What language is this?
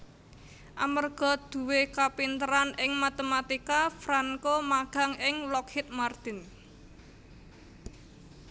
Javanese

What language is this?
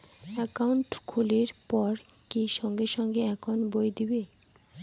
Bangla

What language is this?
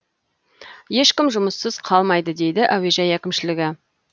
Kazakh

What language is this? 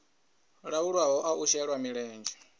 Venda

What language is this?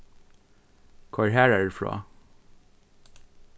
Faroese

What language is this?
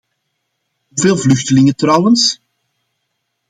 Dutch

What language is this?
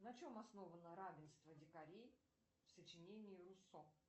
Russian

